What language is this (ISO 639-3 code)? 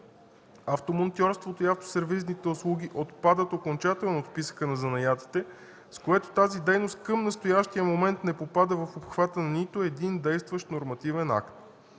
bul